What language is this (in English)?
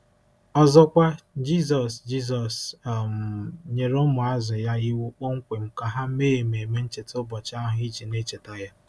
Igbo